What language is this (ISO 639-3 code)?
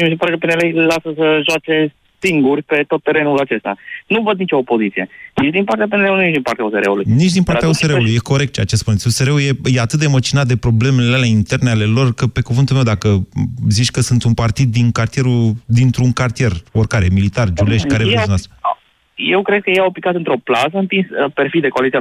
ron